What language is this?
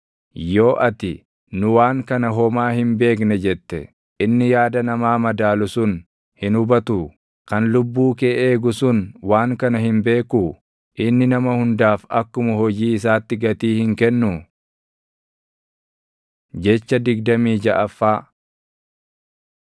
Oromo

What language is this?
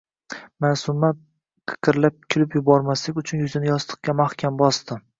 Uzbek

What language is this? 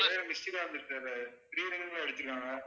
Tamil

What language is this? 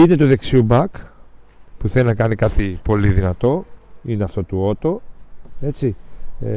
Greek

